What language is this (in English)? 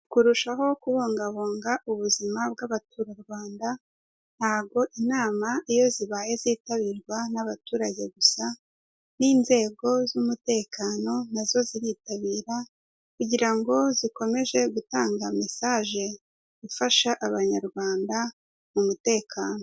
Kinyarwanda